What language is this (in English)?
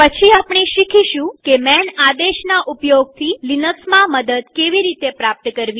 Gujarati